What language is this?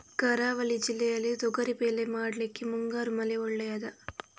Kannada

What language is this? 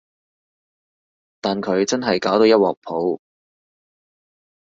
Cantonese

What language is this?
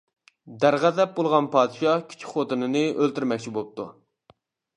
Uyghur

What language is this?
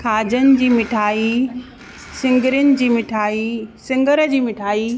Sindhi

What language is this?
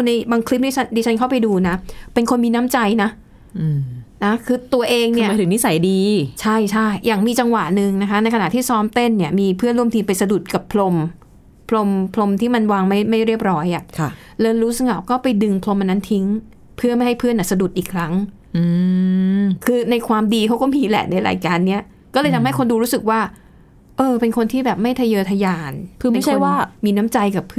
Thai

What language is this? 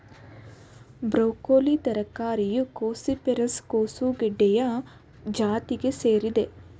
Kannada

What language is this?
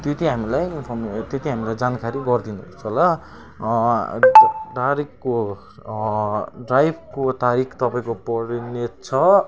Nepali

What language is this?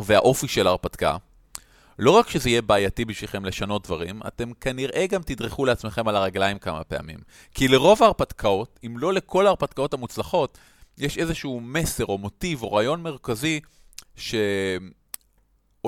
Hebrew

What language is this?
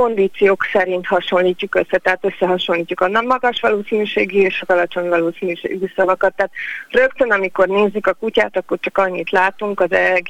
Hungarian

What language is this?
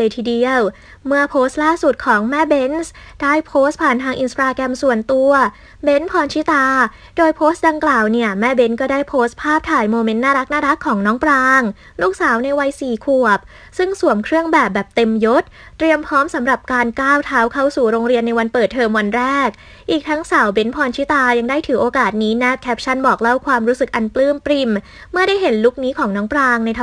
Thai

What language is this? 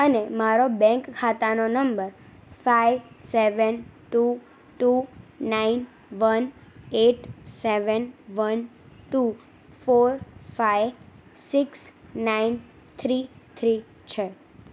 Gujarati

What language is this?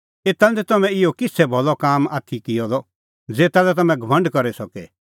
Kullu Pahari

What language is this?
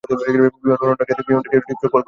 Bangla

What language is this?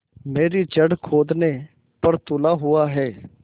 Hindi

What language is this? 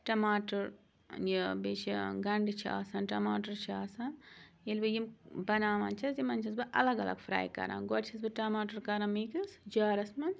Kashmiri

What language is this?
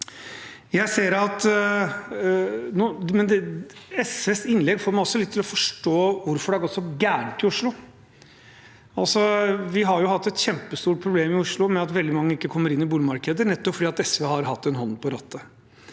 Norwegian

